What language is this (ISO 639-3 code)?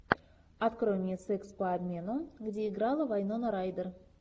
rus